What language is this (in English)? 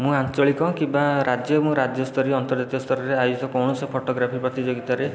Odia